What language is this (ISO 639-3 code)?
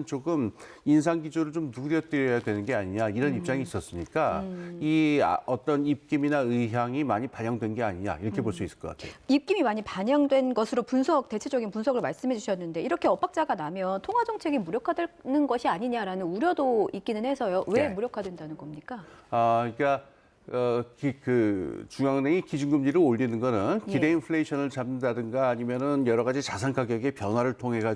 kor